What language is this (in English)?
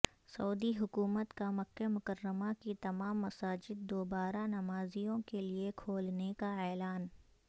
Urdu